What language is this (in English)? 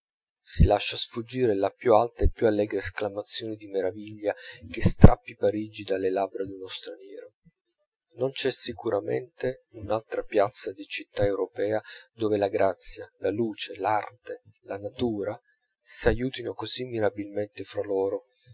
Italian